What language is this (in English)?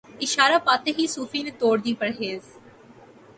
Urdu